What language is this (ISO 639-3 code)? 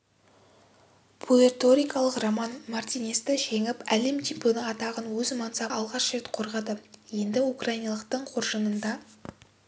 kaz